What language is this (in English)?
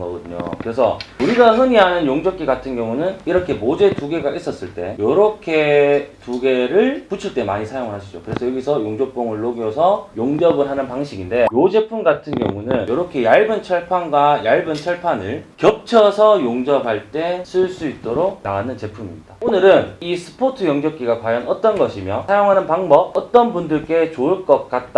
Korean